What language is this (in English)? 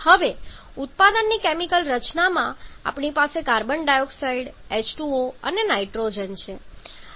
Gujarati